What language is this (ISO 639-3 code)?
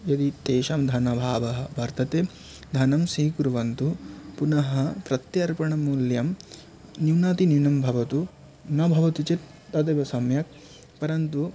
san